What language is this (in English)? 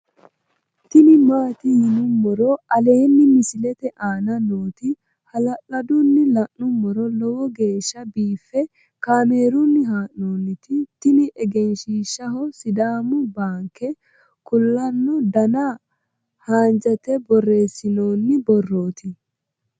Sidamo